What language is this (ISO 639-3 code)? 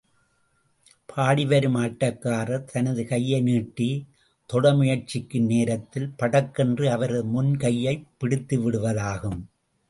tam